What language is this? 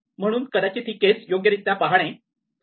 Marathi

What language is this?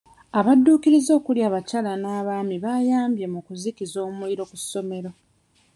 Ganda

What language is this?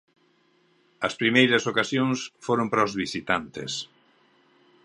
Galician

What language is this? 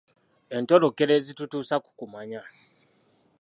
Ganda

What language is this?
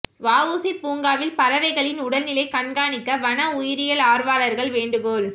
Tamil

